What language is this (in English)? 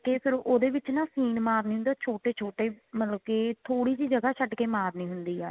Punjabi